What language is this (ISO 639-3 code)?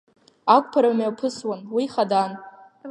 abk